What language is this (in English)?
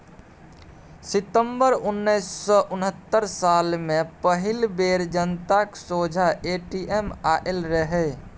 Maithili